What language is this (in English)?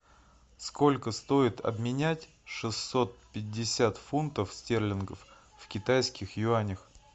Russian